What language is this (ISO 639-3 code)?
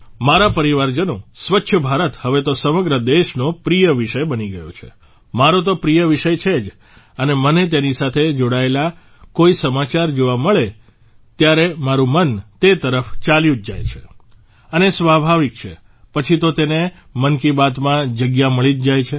guj